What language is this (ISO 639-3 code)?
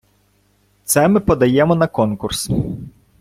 ukr